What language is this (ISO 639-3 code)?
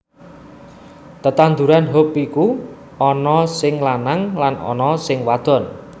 jav